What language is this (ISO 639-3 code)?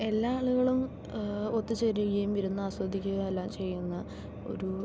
mal